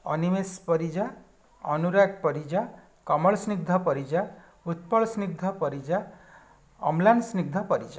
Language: Odia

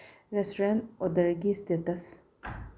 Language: Manipuri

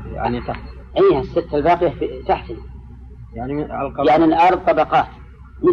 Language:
Arabic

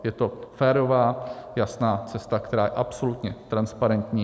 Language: Czech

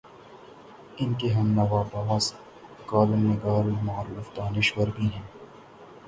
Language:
Urdu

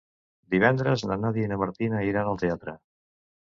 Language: Catalan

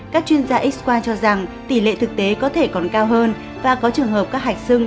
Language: Vietnamese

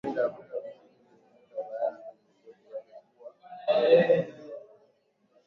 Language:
Swahili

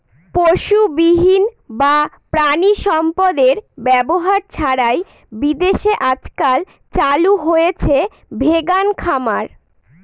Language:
Bangla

